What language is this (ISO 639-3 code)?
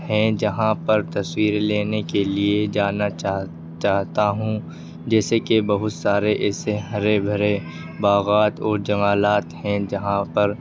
urd